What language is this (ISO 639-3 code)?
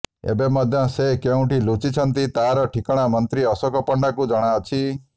ori